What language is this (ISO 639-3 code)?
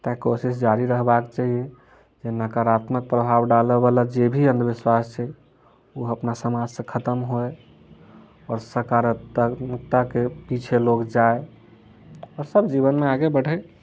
mai